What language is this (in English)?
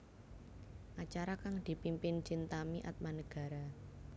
Javanese